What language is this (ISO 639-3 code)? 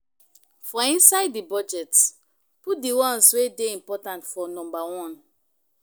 pcm